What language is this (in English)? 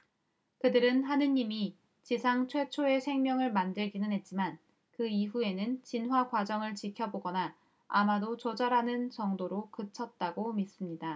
Korean